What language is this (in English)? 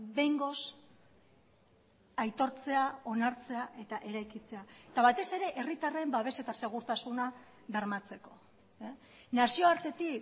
Basque